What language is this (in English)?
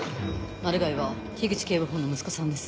Japanese